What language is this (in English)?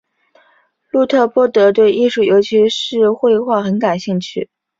Chinese